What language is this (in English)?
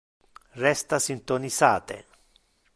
Interlingua